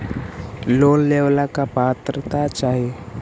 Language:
Magahi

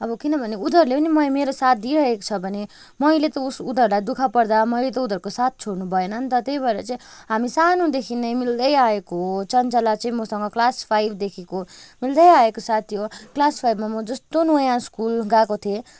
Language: Nepali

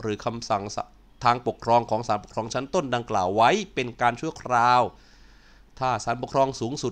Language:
Thai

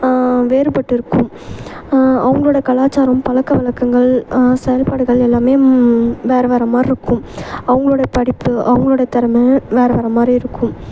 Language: Tamil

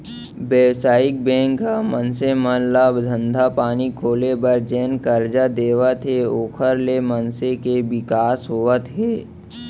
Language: Chhattisgarhi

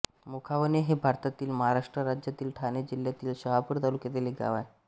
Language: Marathi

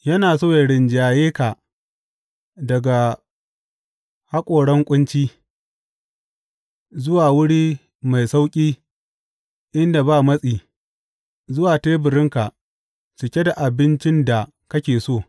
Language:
Hausa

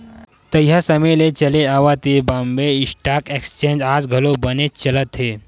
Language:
Chhattisgarhi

